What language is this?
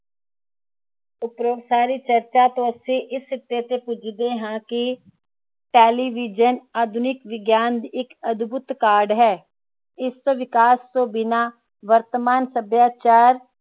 Punjabi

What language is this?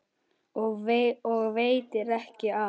Icelandic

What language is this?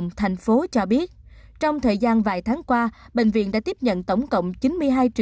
Vietnamese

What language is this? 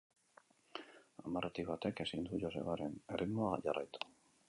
Basque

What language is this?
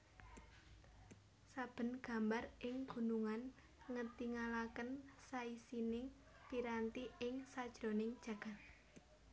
Javanese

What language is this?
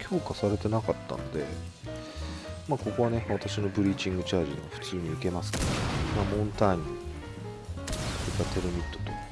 Japanese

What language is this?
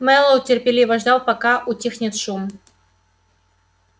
Russian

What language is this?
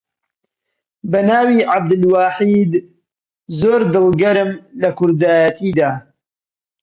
Central Kurdish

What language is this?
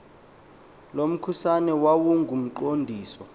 Xhosa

